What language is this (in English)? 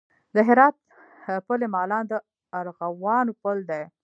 Pashto